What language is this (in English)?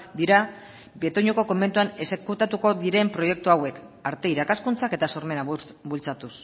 Basque